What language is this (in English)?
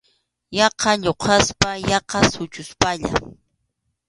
Arequipa-La Unión Quechua